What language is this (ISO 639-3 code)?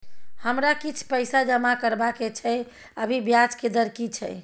mai